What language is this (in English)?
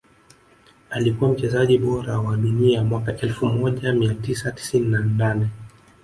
Swahili